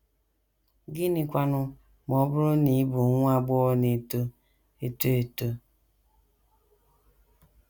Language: Igbo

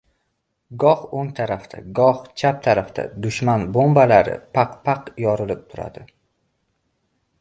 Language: Uzbek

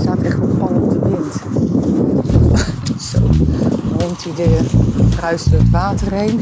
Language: Dutch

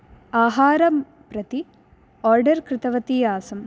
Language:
Sanskrit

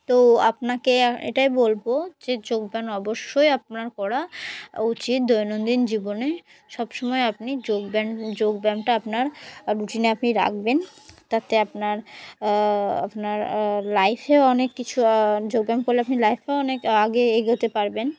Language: Bangla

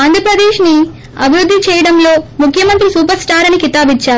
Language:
Telugu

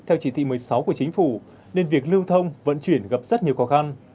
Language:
Vietnamese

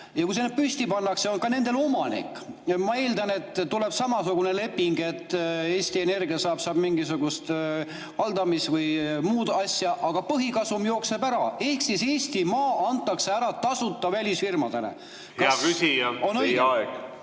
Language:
Estonian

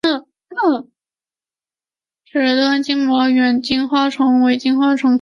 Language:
Chinese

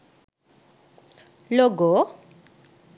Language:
Sinhala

